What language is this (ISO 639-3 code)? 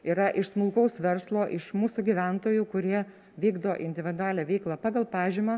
lit